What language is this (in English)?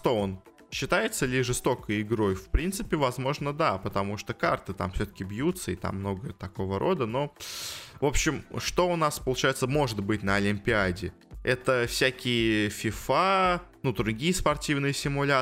Russian